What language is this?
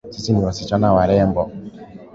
Swahili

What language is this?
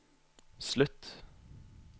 Norwegian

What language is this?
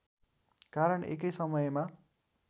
Nepali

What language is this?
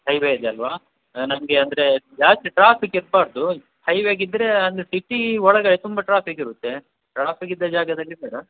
Kannada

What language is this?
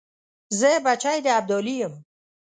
Pashto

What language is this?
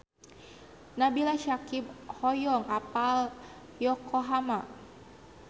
Sundanese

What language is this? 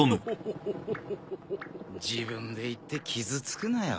Japanese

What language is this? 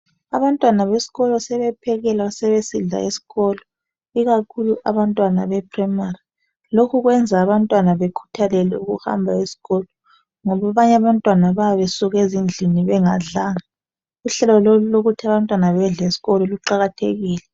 North Ndebele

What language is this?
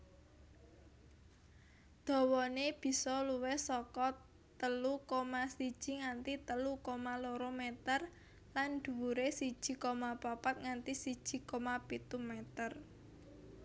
Javanese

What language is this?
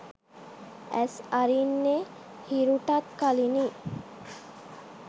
Sinhala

